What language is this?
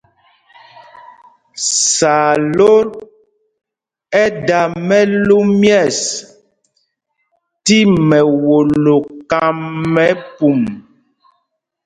Mpumpong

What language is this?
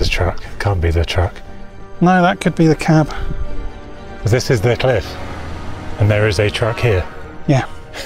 English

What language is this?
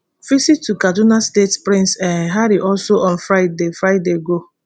Nigerian Pidgin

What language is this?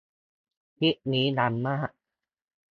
Thai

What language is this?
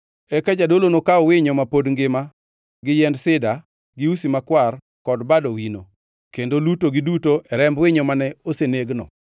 Luo (Kenya and Tanzania)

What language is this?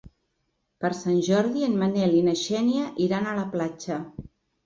Catalan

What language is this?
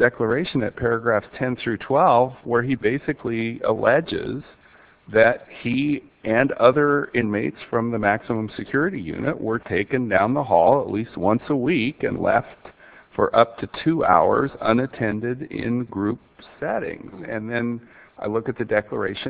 English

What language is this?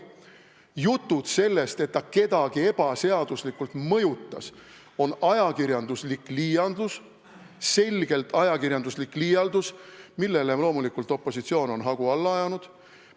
Estonian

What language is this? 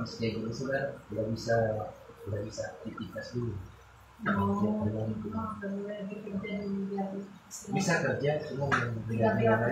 Indonesian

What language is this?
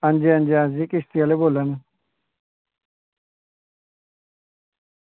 Dogri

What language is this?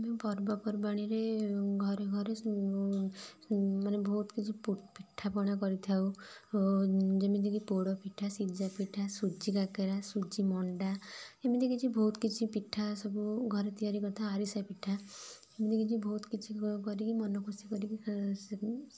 Odia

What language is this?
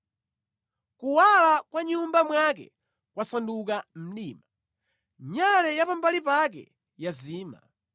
Nyanja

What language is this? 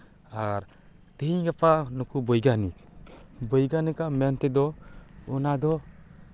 Santali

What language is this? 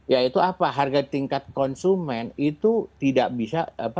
Indonesian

